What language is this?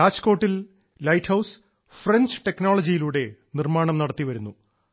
Malayalam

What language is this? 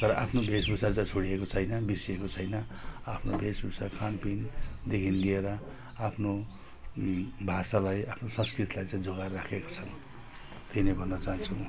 Nepali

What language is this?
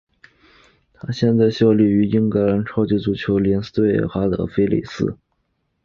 Chinese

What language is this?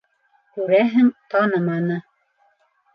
Bashkir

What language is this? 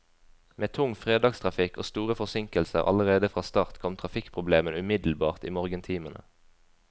Norwegian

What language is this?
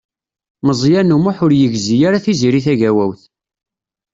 Kabyle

